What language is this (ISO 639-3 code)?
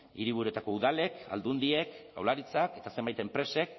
eus